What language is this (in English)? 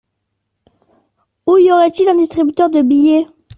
French